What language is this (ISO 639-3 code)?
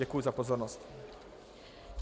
ces